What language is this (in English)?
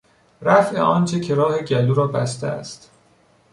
Persian